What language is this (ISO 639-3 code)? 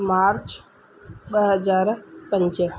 snd